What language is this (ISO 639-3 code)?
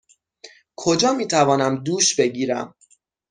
fas